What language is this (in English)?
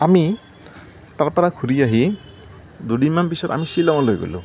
Assamese